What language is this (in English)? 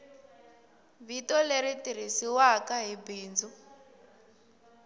Tsonga